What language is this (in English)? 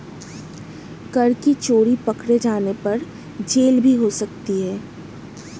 Hindi